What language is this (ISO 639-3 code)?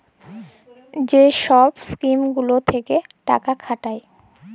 ben